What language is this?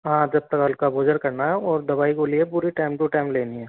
Hindi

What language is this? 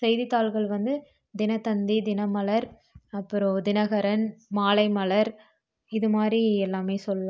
Tamil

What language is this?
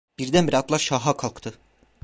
Turkish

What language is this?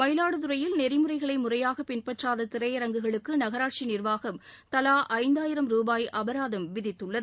Tamil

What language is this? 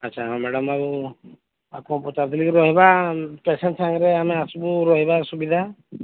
Odia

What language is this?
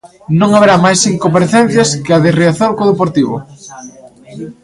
Galician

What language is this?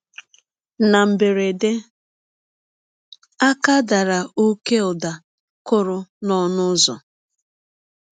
Igbo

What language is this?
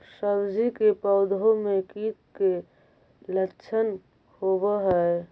Magahi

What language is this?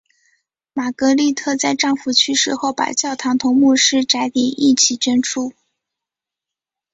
Chinese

